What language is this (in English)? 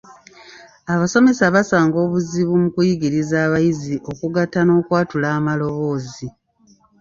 Ganda